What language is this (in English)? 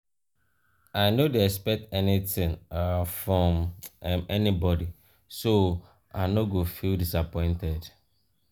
Nigerian Pidgin